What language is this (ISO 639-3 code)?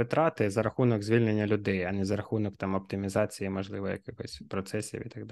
ukr